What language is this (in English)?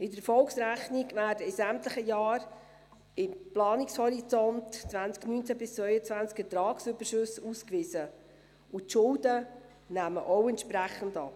Swiss German